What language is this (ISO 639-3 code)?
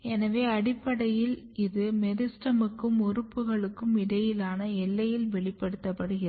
tam